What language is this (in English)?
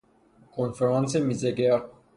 Persian